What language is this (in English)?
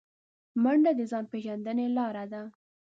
Pashto